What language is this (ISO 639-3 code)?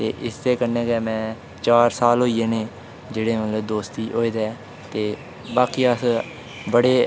doi